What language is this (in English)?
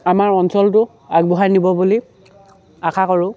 Assamese